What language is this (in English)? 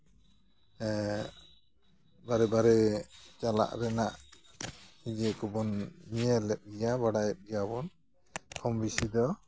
Santali